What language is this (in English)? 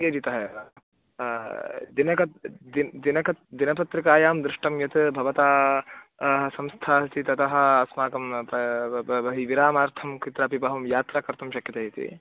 Sanskrit